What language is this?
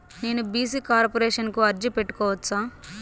Telugu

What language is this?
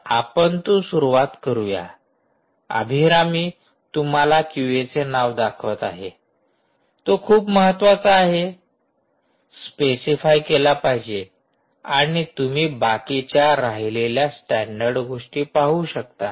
Marathi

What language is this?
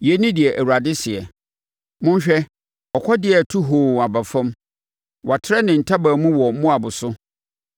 Akan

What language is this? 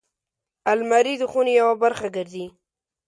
Pashto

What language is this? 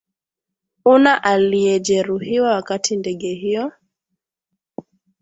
Swahili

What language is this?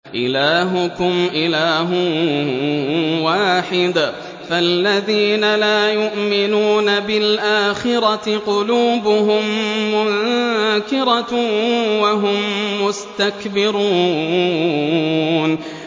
Arabic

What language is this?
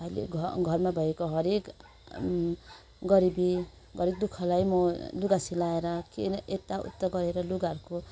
Nepali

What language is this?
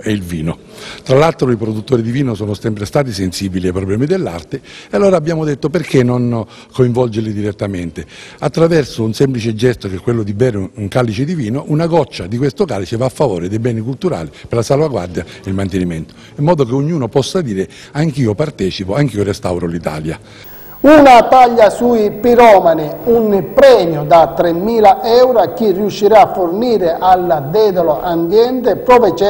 Italian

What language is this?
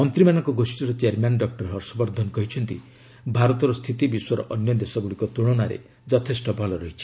Odia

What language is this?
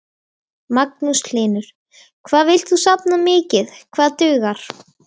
Icelandic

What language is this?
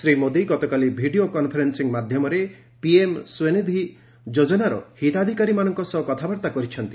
Odia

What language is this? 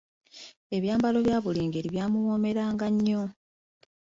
Ganda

